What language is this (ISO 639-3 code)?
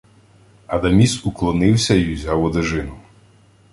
ukr